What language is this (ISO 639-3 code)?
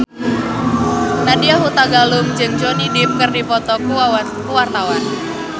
sun